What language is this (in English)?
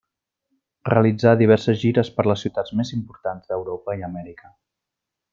Catalan